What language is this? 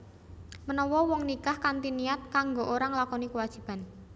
Javanese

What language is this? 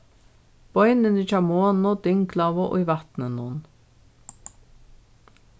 Faroese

